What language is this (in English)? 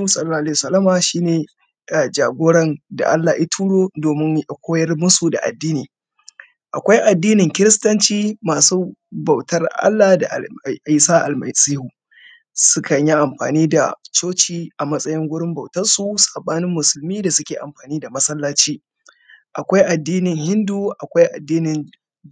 Hausa